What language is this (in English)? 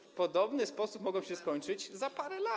Polish